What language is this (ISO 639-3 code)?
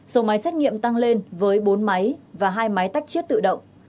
vie